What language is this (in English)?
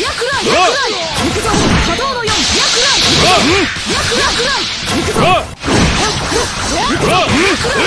Japanese